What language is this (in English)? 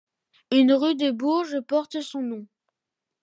French